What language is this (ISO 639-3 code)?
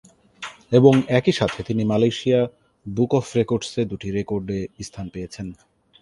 ben